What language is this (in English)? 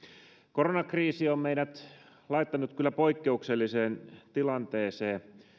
Finnish